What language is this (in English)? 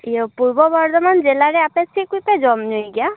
Santali